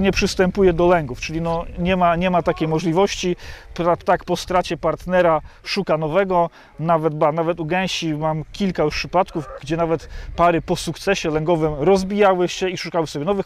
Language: Polish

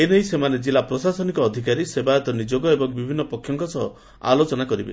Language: Odia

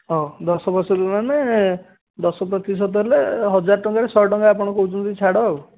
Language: Odia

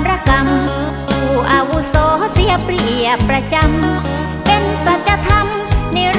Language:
Thai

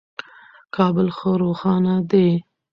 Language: Pashto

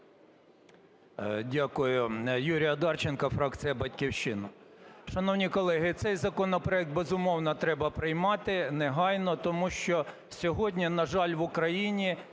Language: Ukrainian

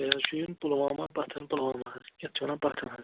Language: Kashmiri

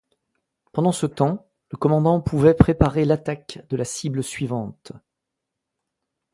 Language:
French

